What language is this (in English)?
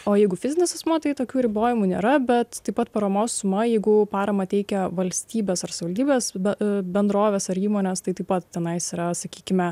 Lithuanian